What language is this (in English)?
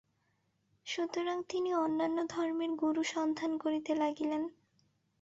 Bangla